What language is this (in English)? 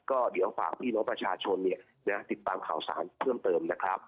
Thai